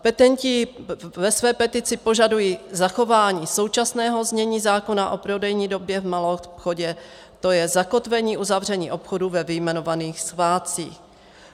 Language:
Czech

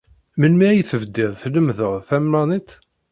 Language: Kabyle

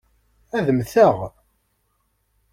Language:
Kabyle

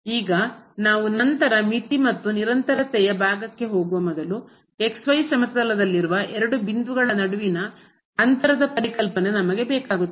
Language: Kannada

